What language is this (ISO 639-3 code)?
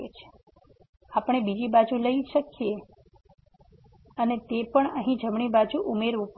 guj